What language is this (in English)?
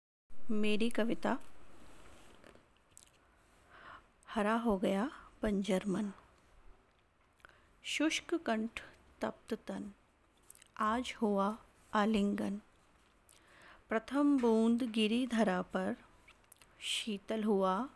Hindi